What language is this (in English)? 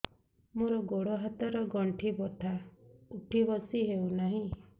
Odia